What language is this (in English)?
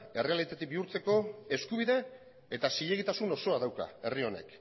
Basque